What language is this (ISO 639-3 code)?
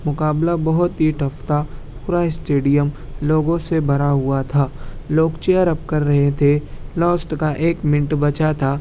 urd